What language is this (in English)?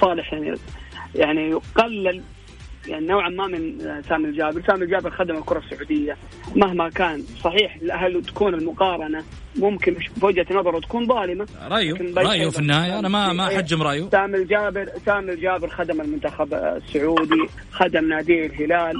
Arabic